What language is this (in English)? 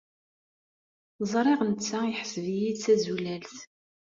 Kabyle